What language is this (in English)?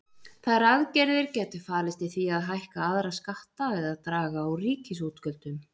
Icelandic